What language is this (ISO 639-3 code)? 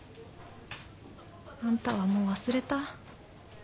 jpn